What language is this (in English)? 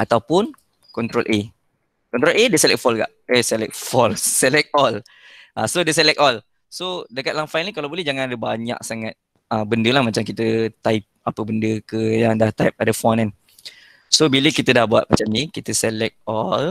Malay